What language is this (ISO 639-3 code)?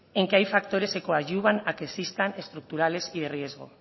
spa